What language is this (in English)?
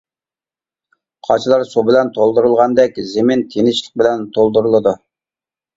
Uyghur